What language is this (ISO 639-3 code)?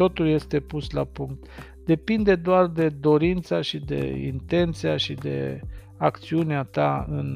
ron